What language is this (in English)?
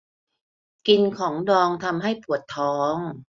Thai